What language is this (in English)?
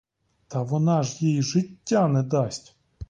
Ukrainian